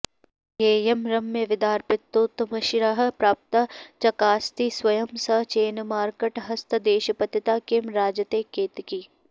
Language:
Sanskrit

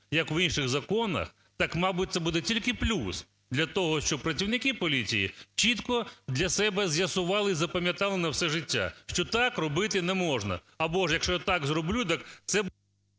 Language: Ukrainian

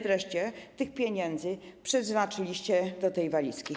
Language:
Polish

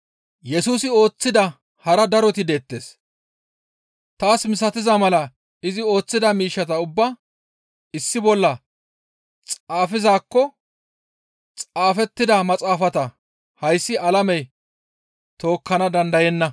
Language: Gamo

